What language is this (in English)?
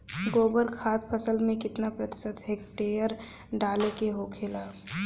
Bhojpuri